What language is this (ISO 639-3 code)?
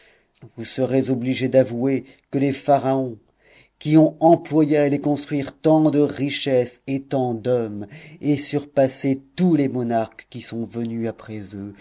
fra